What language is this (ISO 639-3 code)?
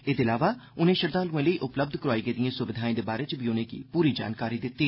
doi